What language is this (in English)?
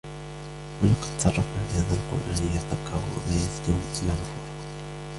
Arabic